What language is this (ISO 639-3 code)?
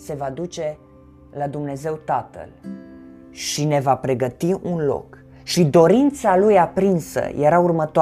ron